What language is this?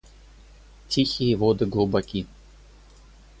Russian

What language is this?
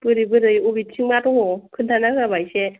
Bodo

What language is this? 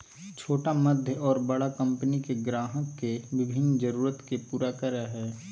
Magahi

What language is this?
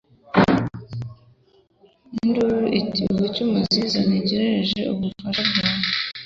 Kinyarwanda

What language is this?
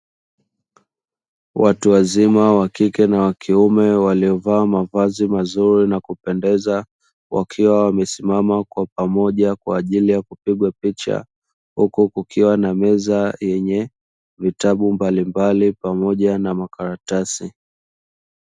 Swahili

